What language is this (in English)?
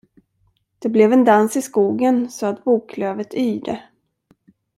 Swedish